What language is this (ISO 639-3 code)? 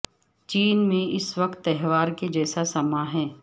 urd